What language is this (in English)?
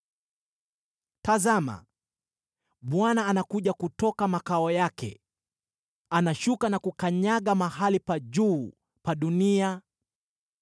Swahili